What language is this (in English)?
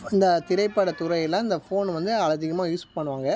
Tamil